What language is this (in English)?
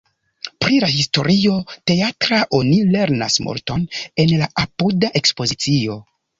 Esperanto